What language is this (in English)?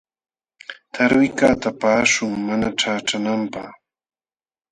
Jauja Wanca Quechua